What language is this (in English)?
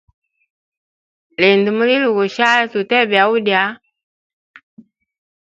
Hemba